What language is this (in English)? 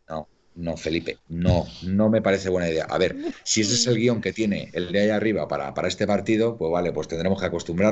Spanish